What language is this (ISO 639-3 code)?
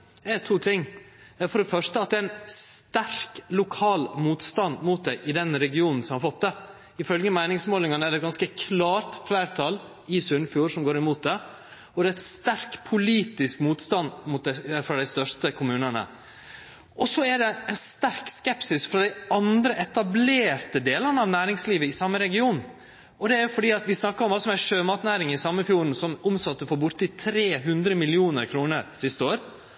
nno